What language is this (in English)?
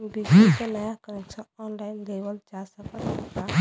Bhojpuri